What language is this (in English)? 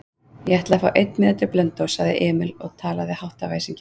Icelandic